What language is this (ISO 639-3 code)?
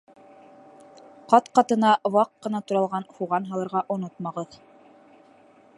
bak